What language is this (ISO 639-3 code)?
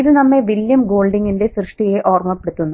mal